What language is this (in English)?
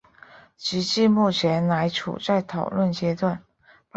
Chinese